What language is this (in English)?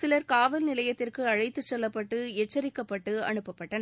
Tamil